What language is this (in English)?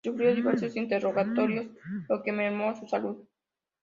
Spanish